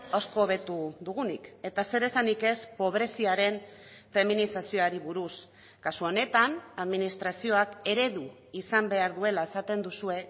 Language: Basque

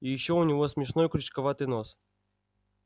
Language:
Russian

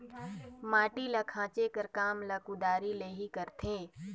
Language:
Chhattisgarhi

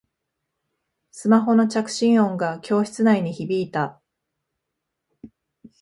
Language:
Japanese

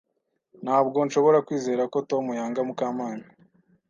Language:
Kinyarwanda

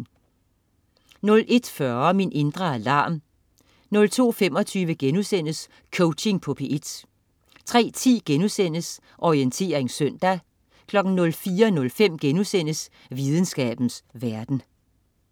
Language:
Danish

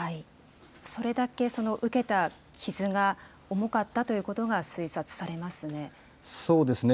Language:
Japanese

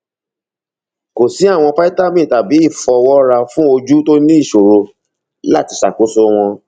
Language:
Yoruba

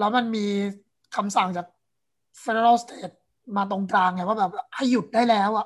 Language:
Thai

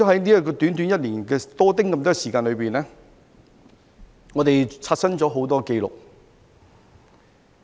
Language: Cantonese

